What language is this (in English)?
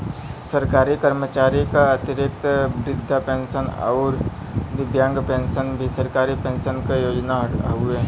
Bhojpuri